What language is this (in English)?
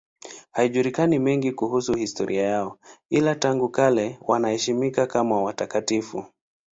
Swahili